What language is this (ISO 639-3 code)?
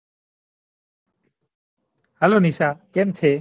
guj